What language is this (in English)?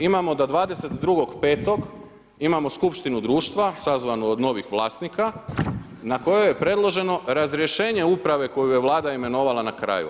Croatian